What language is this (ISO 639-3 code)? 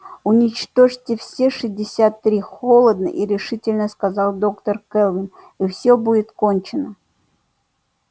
rus